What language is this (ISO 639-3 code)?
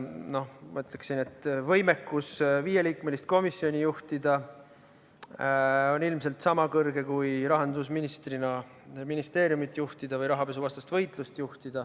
est